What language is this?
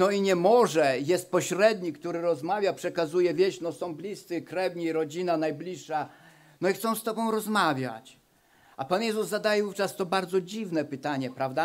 Polish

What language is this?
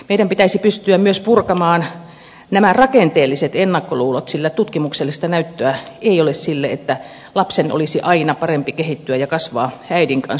Finnish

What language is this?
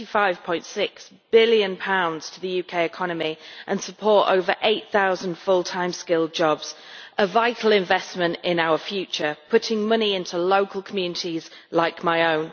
English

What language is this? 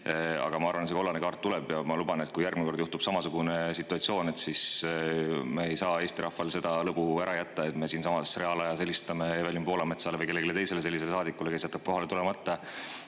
Estonian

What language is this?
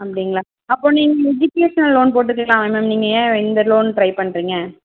Tamil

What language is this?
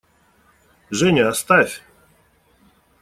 Russian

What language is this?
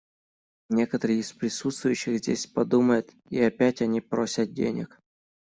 Russian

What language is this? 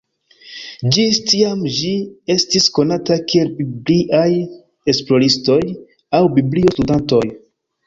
Esperanto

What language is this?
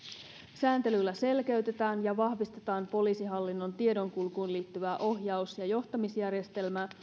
Finnish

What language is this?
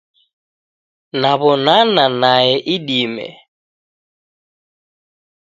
Taita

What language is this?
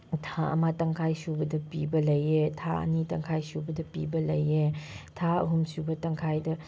Manipuri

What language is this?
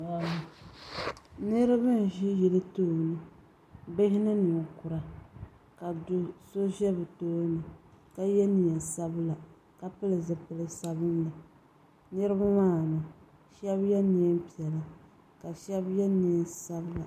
Dagbani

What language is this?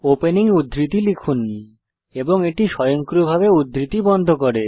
Bangla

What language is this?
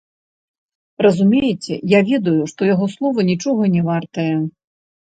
Belarusian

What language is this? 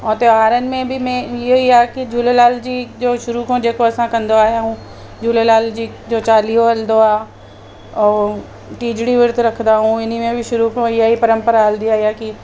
Sindhi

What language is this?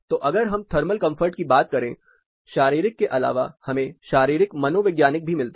Hindi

